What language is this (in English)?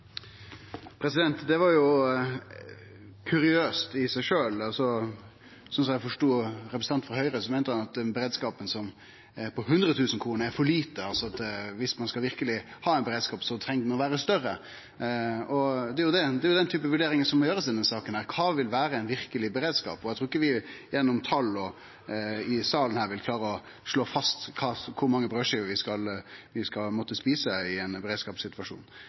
Norwegian Nynorsk